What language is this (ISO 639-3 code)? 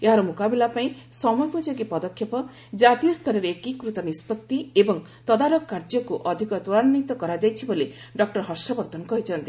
ori